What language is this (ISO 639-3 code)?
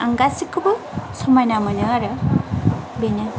brx